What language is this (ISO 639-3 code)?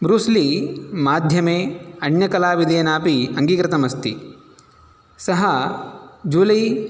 san